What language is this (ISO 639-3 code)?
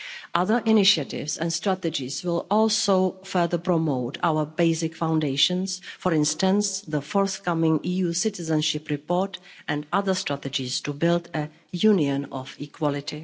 eng